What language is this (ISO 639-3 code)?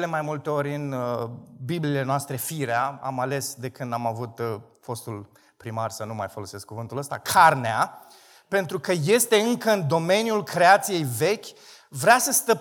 ron